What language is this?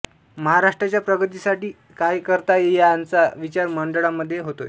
Marathi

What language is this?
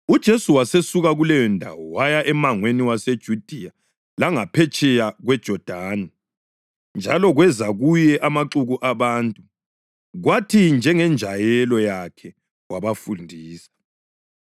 North Ndebele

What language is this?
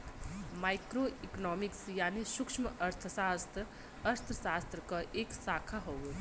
Bhojpuri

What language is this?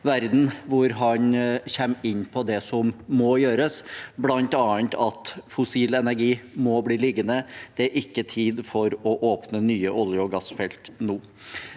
Norwegian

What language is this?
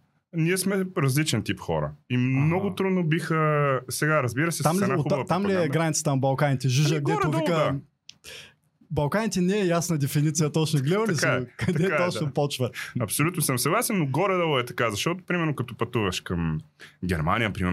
Bulgarian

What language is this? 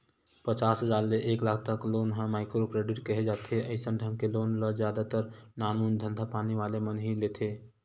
Chhattisgarhi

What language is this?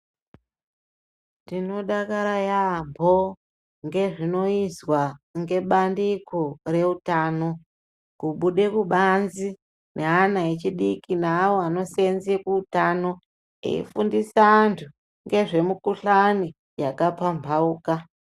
Ndau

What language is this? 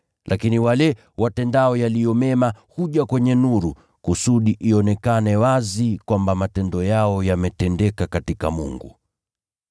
Swahili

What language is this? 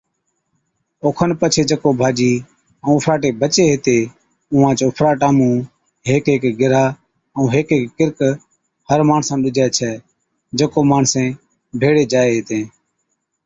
Od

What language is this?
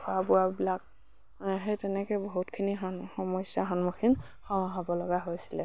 Assamese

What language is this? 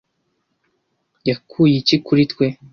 Kinyarwanda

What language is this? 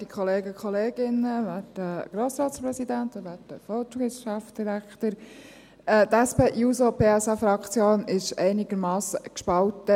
Swiss German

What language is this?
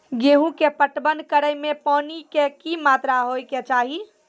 Maithili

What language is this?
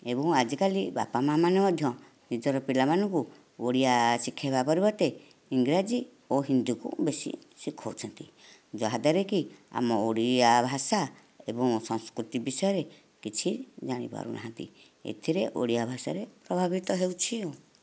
Odia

